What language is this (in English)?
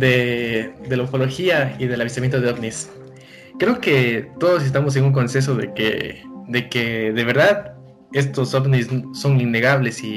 Spanish